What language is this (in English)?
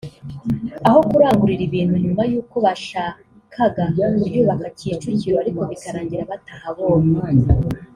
Kinyarwanda